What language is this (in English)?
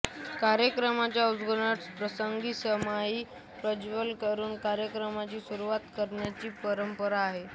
Marathi